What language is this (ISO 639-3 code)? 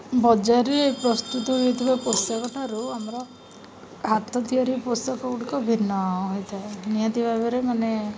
ori